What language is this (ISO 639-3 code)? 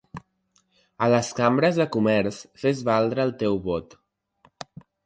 cat